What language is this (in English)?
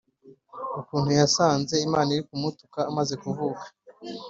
Kinyarwanda